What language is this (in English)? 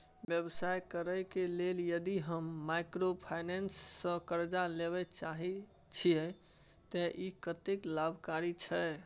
Maithili